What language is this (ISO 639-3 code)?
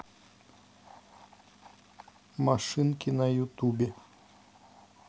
rus